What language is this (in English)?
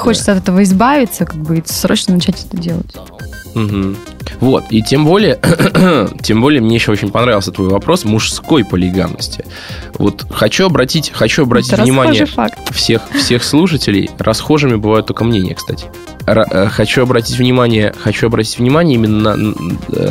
Russian